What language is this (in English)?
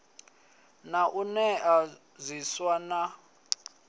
Venda